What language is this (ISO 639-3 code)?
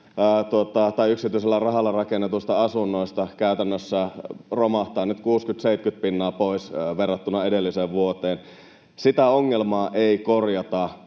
fin